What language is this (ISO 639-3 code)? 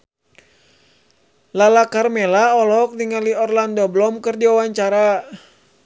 sun